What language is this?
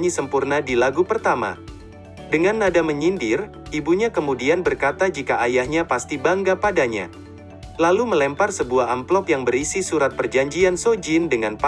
Indonesian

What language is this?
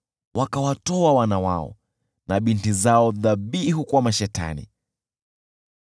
Swahili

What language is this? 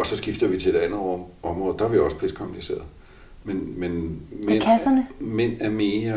Danish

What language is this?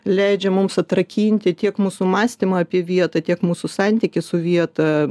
Lithuanian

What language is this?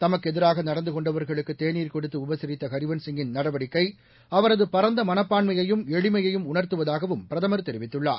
Tamil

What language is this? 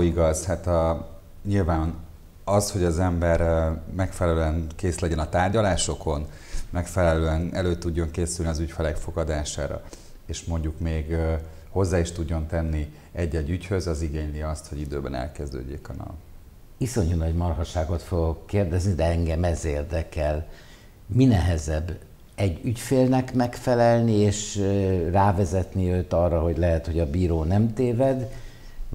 Hungarian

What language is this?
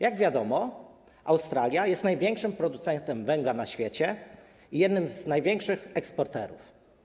Polish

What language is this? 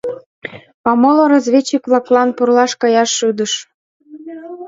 Mari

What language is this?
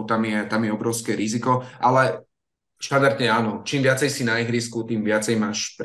Slovak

